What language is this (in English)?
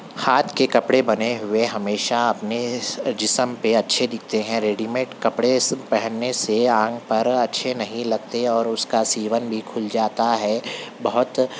Urdu